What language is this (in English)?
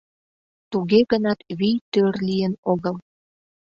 Mari